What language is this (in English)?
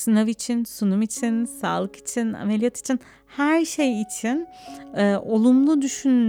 Turkish